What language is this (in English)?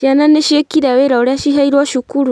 Kikuyu